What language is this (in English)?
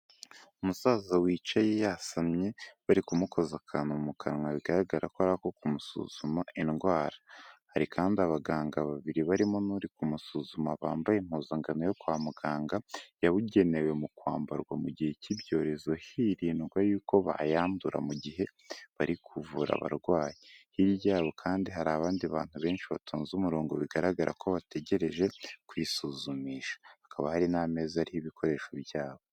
Kinyarwanda